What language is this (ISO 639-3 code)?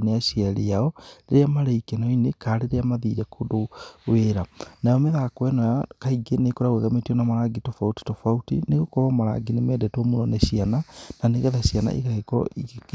kik